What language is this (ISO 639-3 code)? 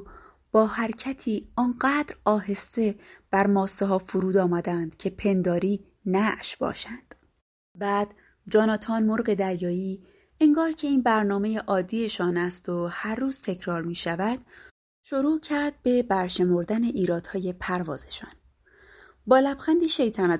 fas